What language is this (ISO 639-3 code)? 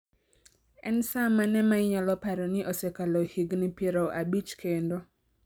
luo